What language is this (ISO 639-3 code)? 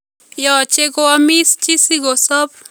kln